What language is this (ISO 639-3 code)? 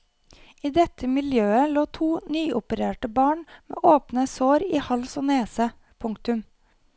nor